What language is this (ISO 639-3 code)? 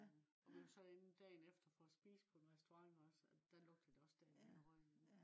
dan